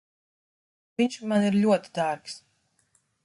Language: Latvian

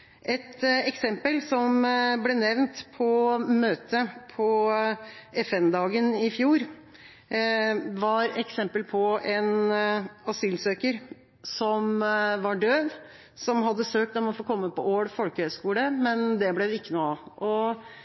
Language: Norwegian Bokmål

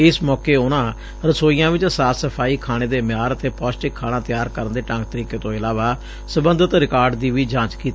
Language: Punjabi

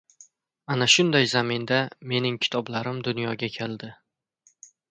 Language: Uzbek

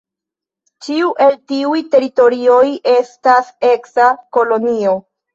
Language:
Esperanto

